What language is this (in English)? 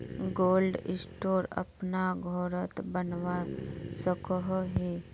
Magahi